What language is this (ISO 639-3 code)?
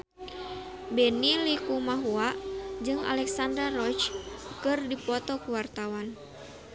sun